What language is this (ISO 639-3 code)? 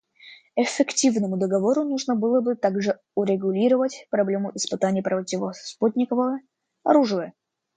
rus